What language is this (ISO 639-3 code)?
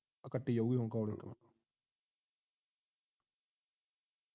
pan